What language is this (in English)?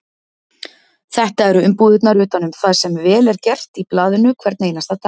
Icelandic